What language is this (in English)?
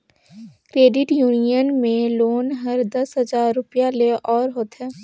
Chhattisgarhi